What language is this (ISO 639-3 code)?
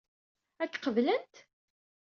kab